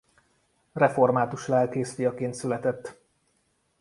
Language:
Hungarian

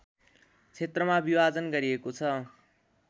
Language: Nepali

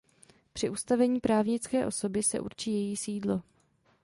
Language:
Czech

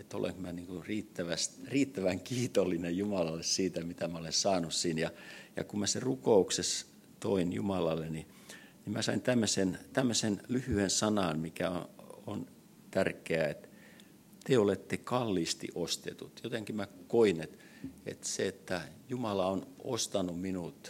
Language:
Finnish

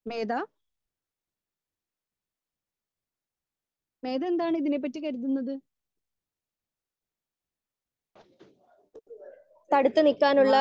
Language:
Malayalam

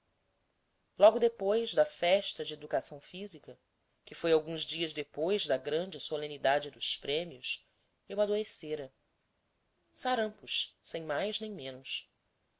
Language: Portuguese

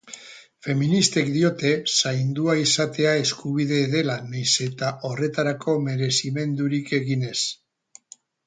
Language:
Basque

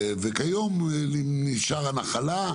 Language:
Hebrew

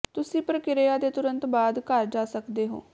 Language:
Punjabi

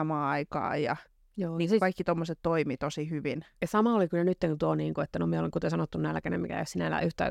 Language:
Finnish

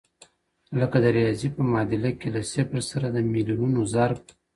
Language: Pashto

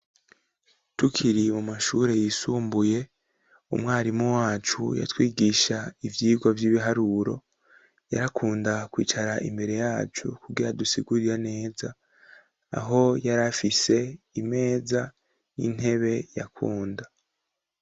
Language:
Rundi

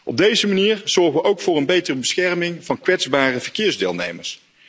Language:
Dutch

